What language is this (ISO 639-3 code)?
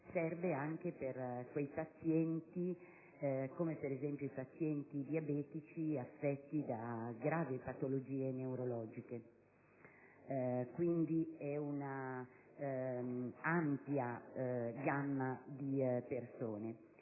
ita